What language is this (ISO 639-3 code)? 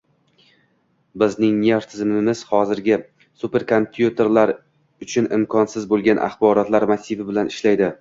uzb